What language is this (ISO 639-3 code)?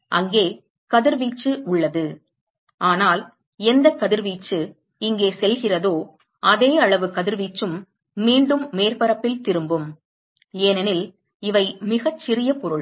tam